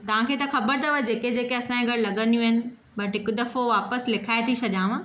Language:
Sindhi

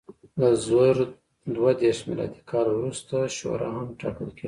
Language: Pashto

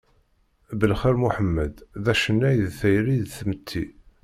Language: Kabyle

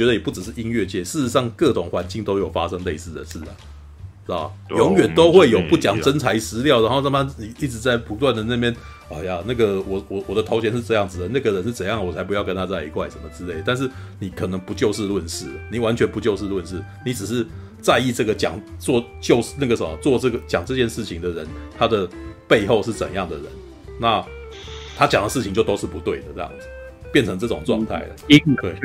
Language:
Chinese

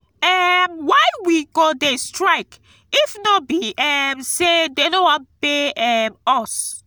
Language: Nigerian Pidgin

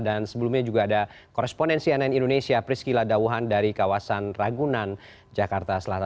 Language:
Indonesian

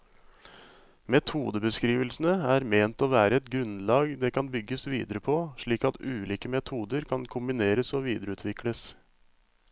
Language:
Norwegian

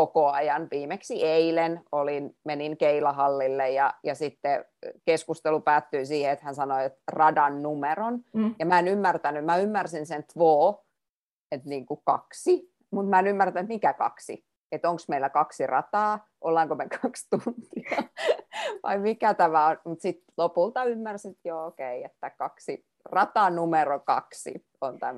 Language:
Finnish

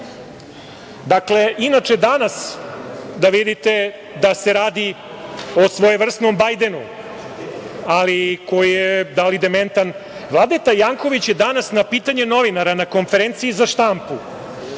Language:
Serbian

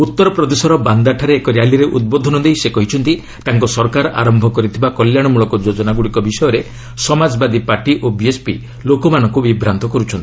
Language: Odia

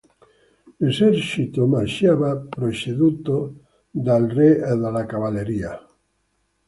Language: Italian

